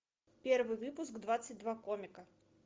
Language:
Russian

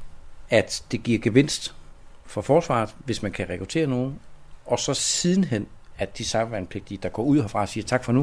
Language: Danish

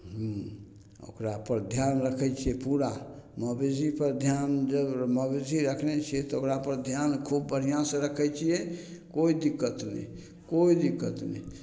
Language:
Maithili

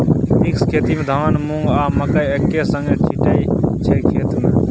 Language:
Maithili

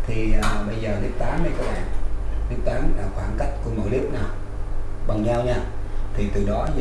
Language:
Vietnamese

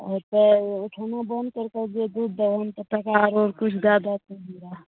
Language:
Maithili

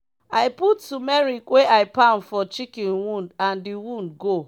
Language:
Nigerian Pidgin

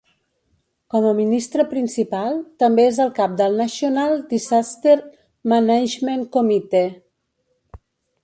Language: Catalan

